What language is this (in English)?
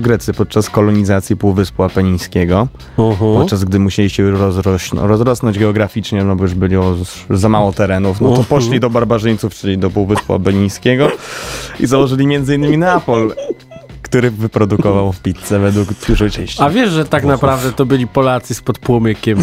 Polish